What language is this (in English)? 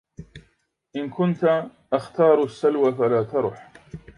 Arabic